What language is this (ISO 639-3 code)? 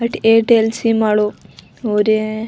raj